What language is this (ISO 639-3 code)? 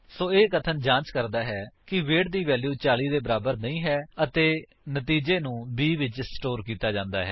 pan